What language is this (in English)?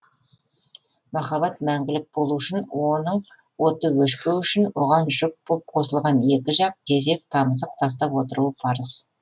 Kazakh